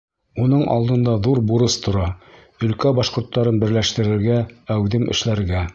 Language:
Bashkir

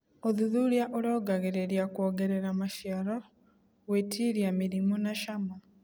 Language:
Kikuyu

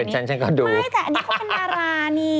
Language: Thai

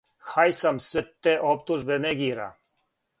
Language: Serbian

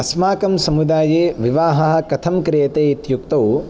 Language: Sanskrit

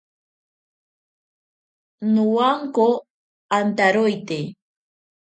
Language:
Ashéninka Perené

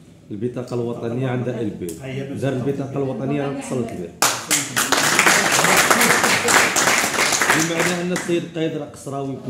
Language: Arabic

